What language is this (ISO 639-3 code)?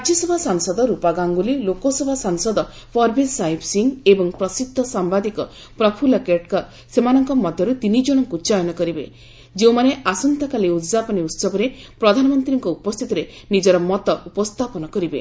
ori